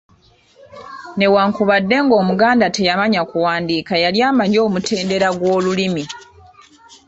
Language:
Ganda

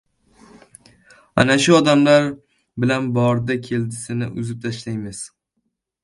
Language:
Uzbek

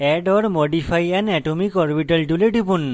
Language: Bangla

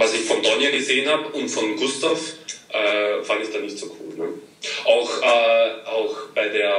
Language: German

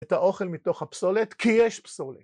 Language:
Hebrew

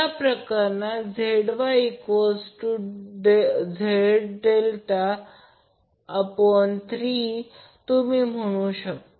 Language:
Marathi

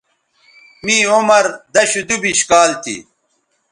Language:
Bateri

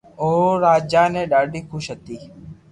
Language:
Loarki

